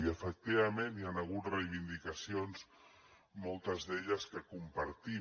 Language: Catalan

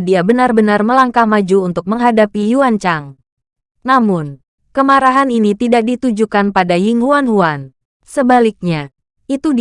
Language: Indonesian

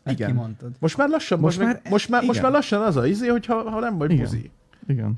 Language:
Hungarian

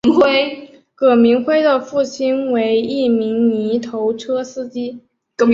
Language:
Chinese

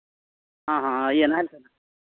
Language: Santali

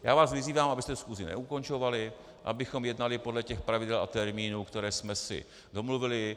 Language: Czech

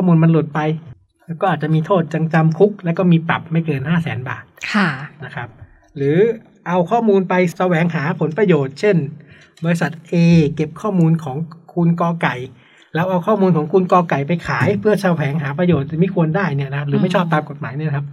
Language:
Thai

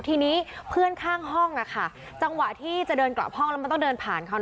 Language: Thai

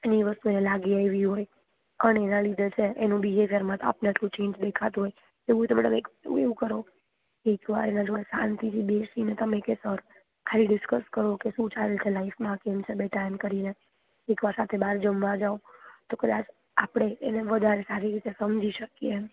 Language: Gujarati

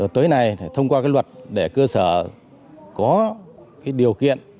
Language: Vietnamese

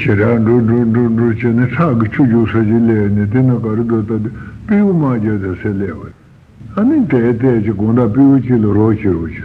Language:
Italian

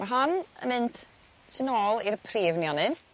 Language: Welsh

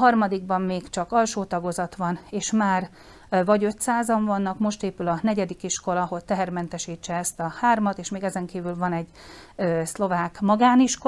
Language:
Hungarian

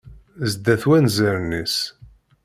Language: Kabyle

